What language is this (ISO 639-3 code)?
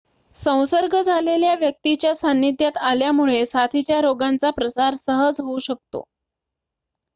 mar